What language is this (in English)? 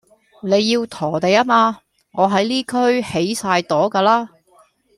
Cantonese